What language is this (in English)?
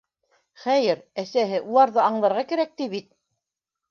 Bashkir